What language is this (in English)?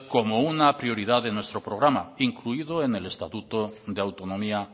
Spanish